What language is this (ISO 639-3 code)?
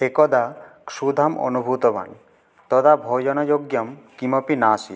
san